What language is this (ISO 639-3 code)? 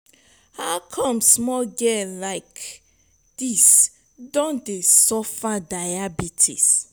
pcm